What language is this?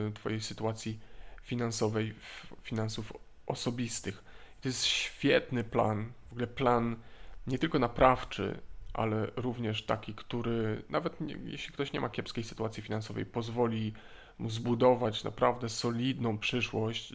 Polish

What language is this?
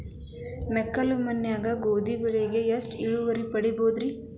Kannada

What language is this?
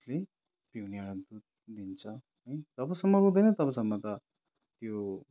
Nepali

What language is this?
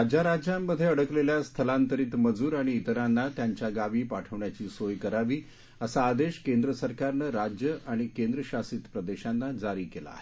Marathi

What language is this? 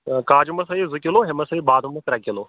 Kashmiri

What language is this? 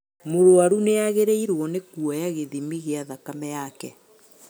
Kikuyu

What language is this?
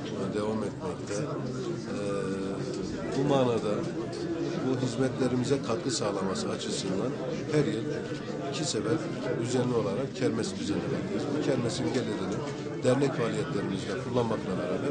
Turkish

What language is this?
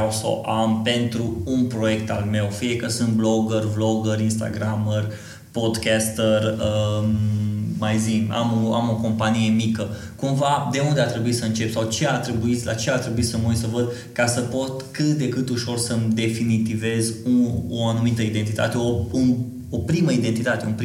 Romanian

